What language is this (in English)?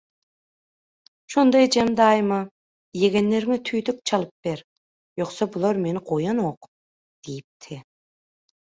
Turkmen